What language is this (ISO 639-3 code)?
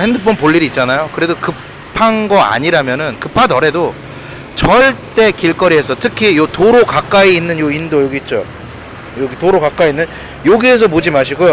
kor